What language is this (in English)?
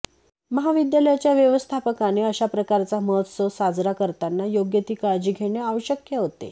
Marathi